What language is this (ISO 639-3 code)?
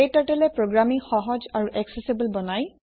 asm